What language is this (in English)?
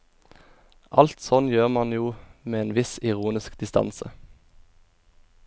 Norwegian